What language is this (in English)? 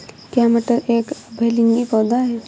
Hindi